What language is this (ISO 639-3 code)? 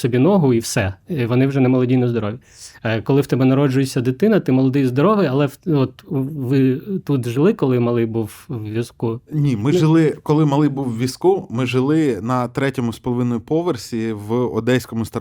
ukr